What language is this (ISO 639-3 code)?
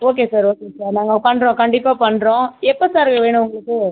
tam